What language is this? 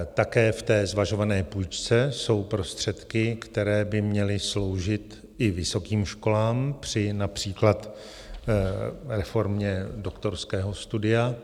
Czech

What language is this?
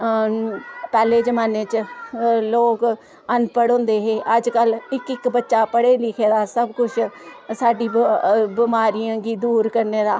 Dogri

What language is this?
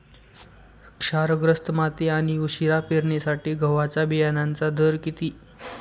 Marathi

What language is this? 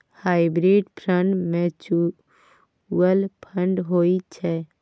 Maithili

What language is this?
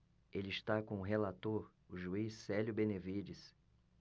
Portuguese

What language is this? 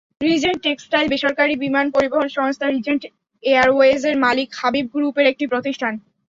Bangla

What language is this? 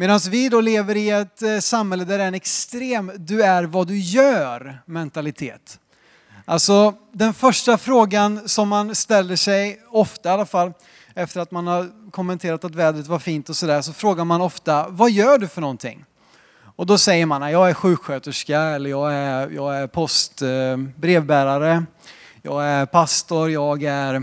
Swedish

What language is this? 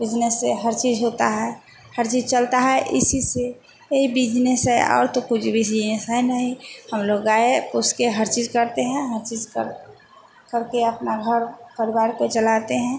Hindi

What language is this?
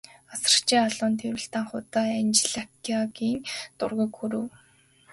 Mongolian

